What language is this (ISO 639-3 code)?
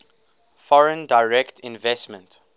eng